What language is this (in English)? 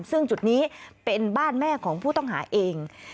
Thai